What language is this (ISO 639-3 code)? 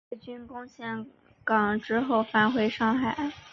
zho